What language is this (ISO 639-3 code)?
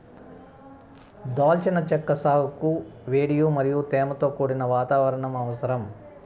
tel